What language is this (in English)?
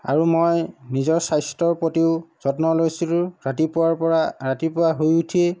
Assamese